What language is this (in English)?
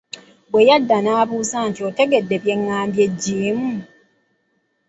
Ganda